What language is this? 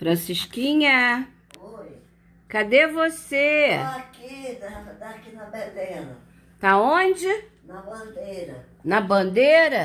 Portuguese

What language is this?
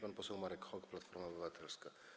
Polish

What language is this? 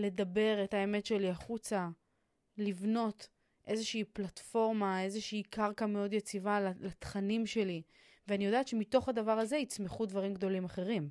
Hebrew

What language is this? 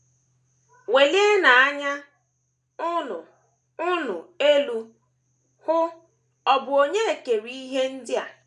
Igbo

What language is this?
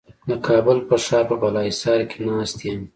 Pashto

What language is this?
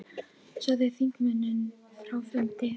Icelandic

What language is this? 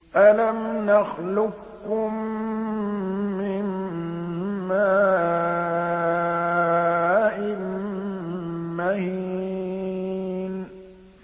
Arabic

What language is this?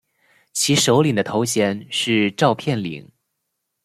Chinese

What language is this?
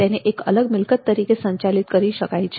Gujarati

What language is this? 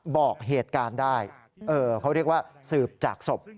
Thai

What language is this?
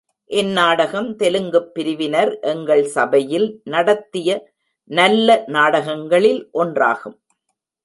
Tamil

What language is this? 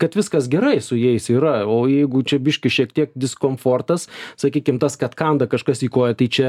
Lithuanian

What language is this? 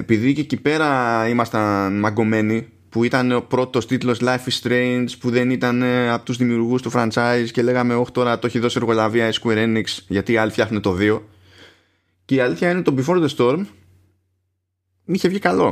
Greek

